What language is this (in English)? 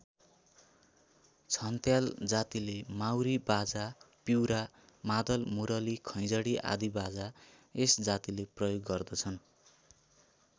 Nepali